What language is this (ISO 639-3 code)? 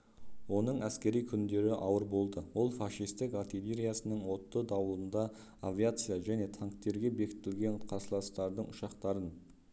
kaz